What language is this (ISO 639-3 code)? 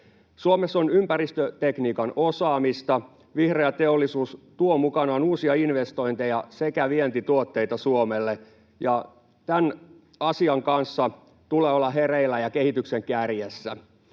fin